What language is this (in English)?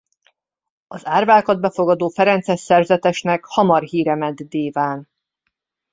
Hungarian